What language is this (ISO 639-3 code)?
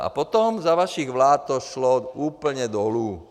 ces